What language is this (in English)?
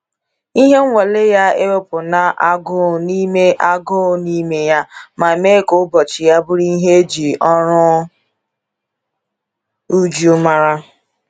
Igbo